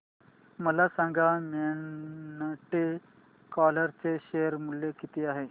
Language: Marathi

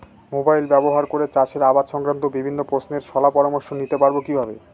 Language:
Bangla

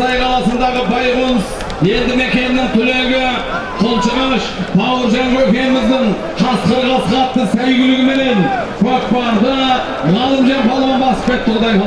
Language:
Turkish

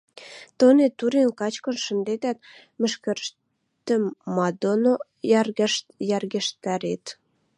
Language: Western Mari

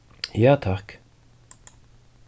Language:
Faroese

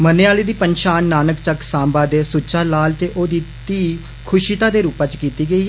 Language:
Dogri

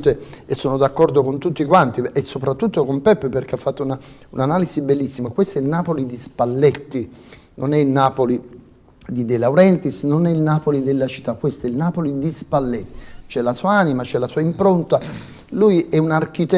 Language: Italian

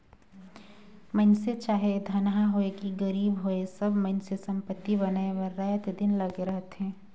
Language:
Chhattisgarhi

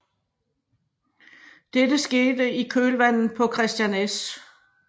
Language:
Danish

